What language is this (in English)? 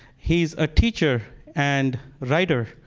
English